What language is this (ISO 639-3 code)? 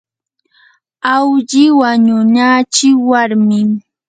qur